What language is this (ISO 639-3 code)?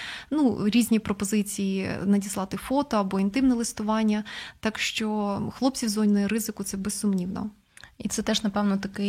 ukr